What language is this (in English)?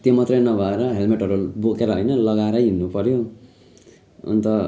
Nepali